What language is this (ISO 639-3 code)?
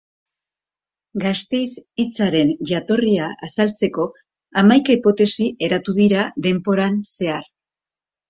eus